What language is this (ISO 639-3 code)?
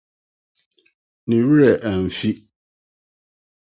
aka